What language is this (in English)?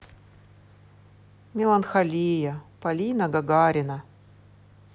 Russian